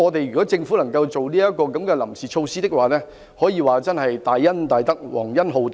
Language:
Cantonese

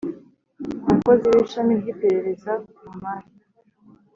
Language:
Kinyarwanda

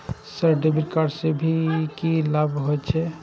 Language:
Maithili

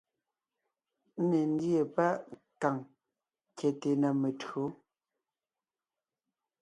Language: Ngiemboon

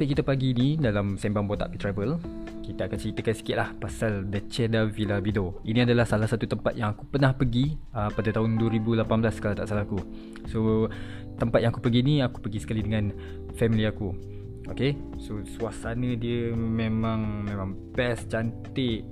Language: Malay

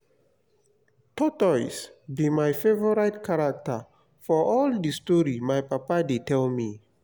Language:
Nigerian Pidgin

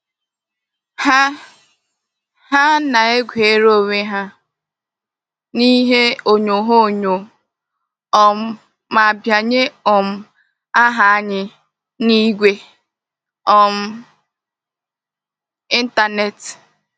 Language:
Igbo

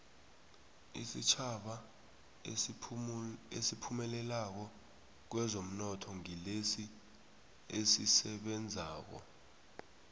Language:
South Ndebele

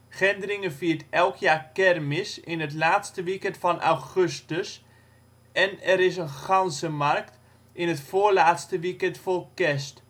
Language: Dutch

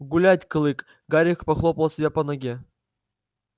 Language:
Russian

